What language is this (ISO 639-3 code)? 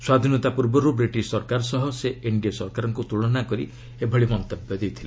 ori